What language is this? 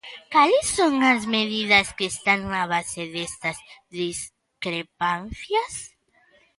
Galician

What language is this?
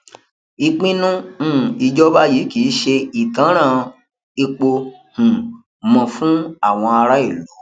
Yoruba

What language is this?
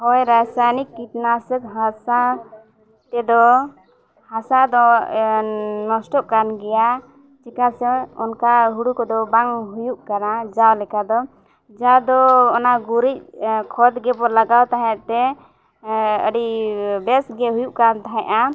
Santali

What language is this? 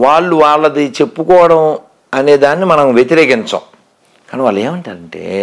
Telugu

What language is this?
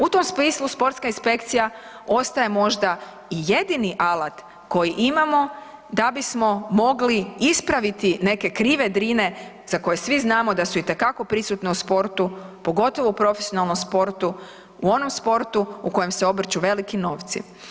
Croatian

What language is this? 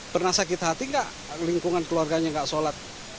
Indonesian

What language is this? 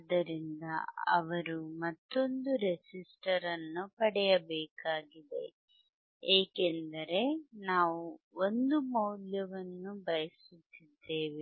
Kannada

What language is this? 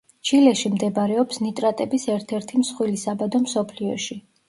Georgian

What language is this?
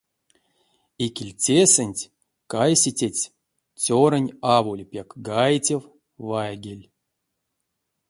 Erzya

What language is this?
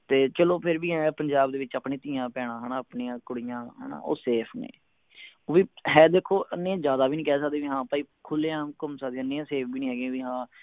Punjabi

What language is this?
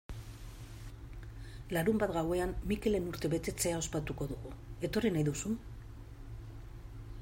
Basque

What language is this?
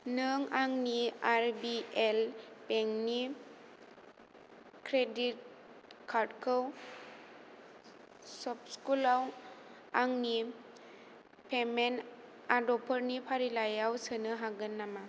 Bodo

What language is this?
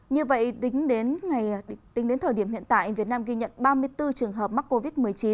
Vietnamese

